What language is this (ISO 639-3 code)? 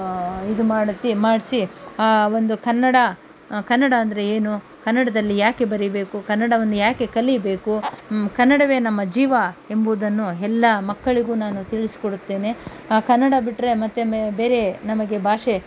kan